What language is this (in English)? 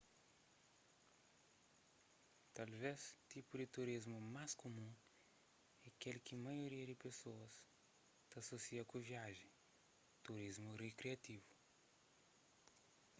Kabuverdianu